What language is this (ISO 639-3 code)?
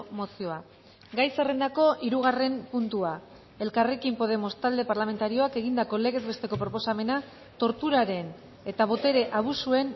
eus